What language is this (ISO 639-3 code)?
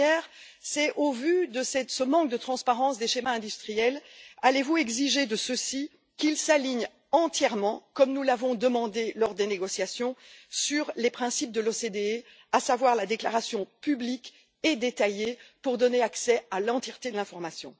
fra